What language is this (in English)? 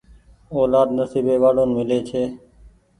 Goaria